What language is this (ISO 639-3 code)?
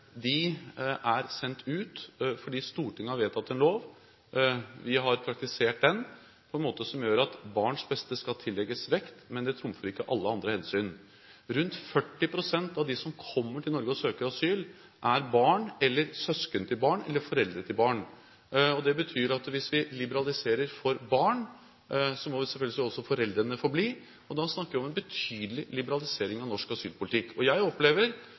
nob